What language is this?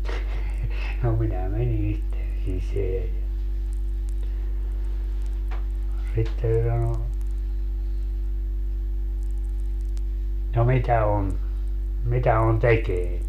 Finnish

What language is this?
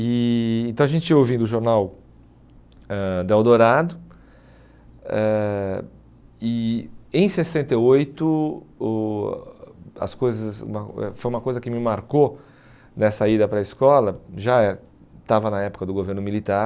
Portuguese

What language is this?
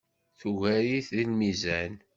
Kabyle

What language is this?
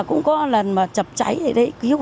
Vietnamese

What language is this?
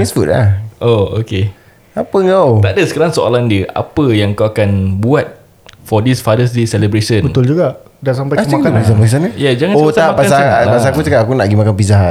Malay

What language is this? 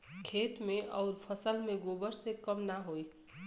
Bhojpuri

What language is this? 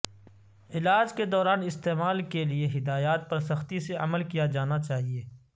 Urdu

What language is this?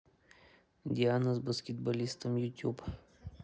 Russian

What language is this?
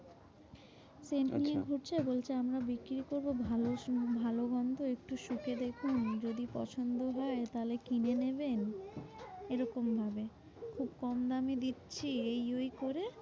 Bangla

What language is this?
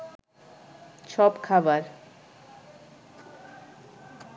Bangla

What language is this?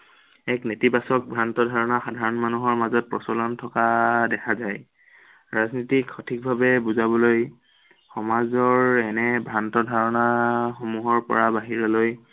Assamese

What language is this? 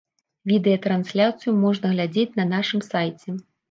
Belarusian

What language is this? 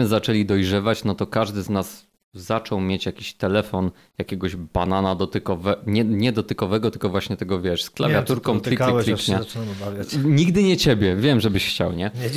Polish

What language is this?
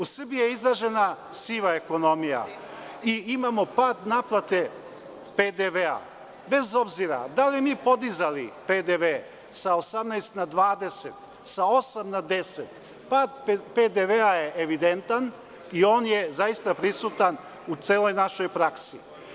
Serbian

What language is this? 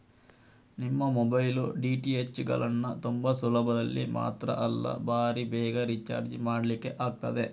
Kannada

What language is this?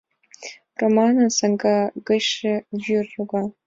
Mari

